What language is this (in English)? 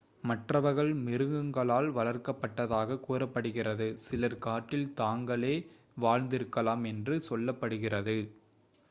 Tamil